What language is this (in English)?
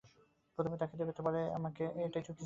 Bangla